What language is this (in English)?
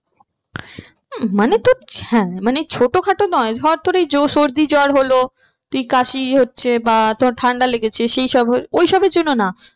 Bangla